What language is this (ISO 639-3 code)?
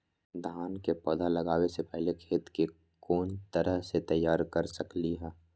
mag